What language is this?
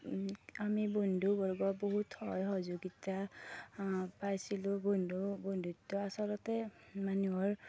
Assamese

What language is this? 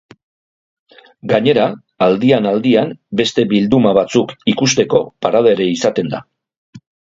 Basque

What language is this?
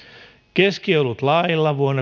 Finnish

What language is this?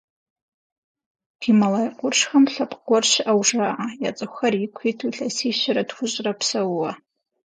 Kabardian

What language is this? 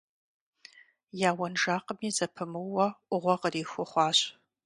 Kabardian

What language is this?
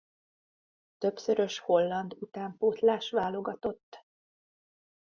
Hungarian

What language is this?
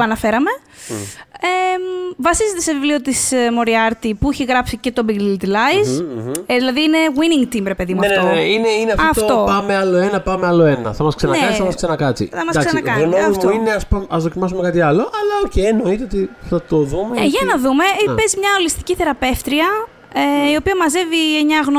Greek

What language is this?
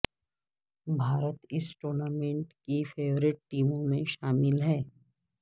Urdu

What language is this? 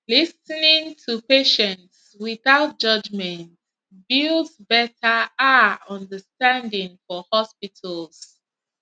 Nigerian Pidgin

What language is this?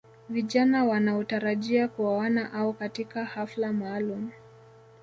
Swahili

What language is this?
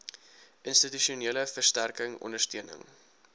Afrikaans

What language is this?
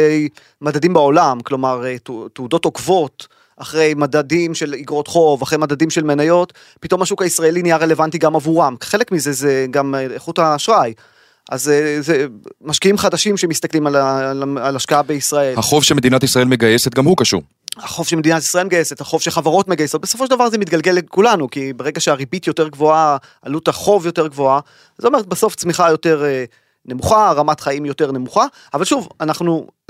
Hebrew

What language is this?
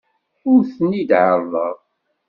Kabyle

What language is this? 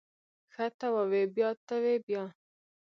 Pashto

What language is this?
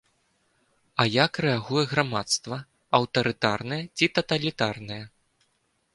Belarusian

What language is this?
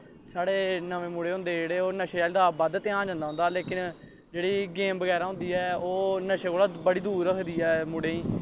Dogri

